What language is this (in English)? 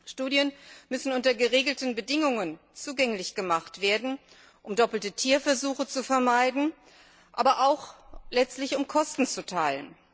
German